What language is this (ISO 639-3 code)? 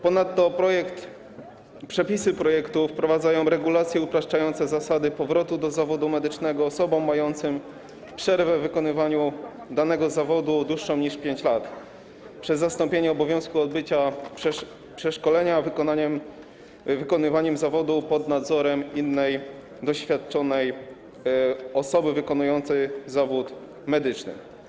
pol